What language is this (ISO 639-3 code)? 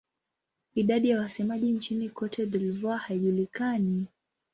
swa